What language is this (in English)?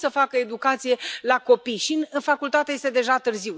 Romanian